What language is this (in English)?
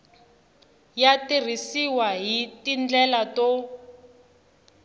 Tsonga